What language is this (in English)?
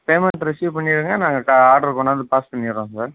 Tamil